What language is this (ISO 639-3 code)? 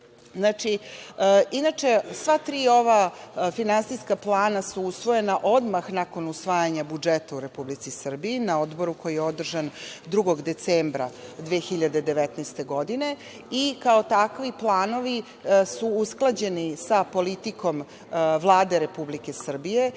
srp